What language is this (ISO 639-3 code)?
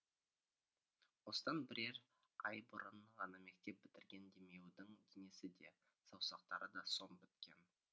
kaz